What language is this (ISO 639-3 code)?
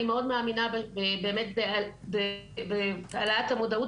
heb